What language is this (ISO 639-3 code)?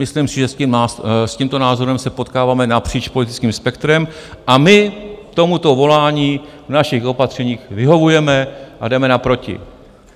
ces